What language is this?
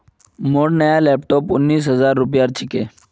Magahi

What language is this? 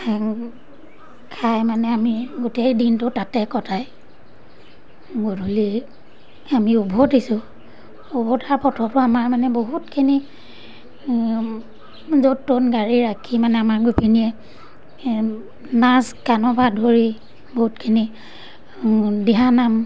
Assamese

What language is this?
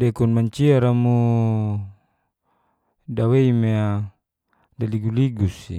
Geser-Gorom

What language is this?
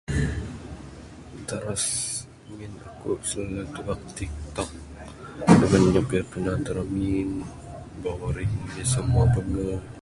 Bukar-Sadung Bidayuh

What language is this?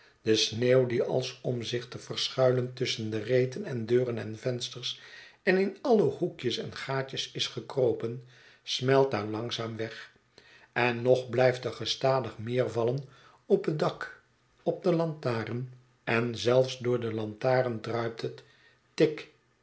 Dutch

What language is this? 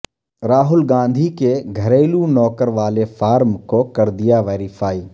Urdu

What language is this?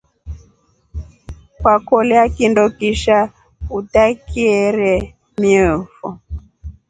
Rombo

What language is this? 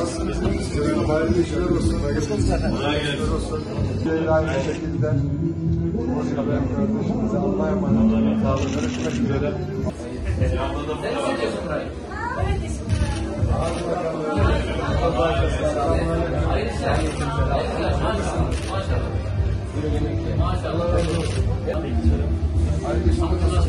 Turkish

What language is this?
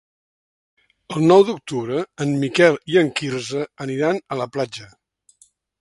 Catalan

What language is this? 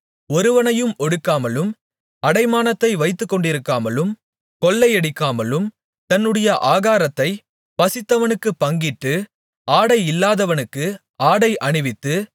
Tamil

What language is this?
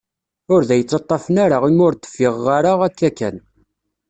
Kabyle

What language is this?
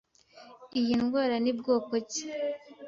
Kinyarwanda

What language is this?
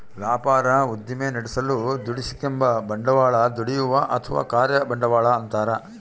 Kannada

